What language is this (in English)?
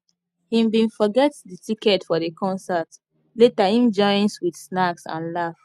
Nigerian Pidgin